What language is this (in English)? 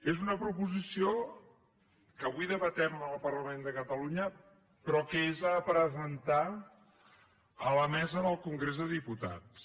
Catalan